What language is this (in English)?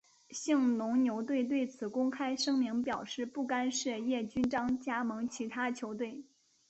Chinese